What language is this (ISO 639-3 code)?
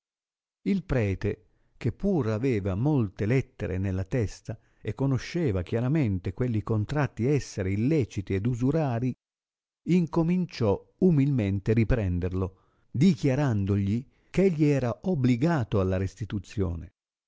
ita